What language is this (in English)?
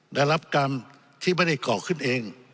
Thai